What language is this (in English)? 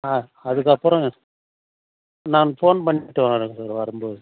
Tamil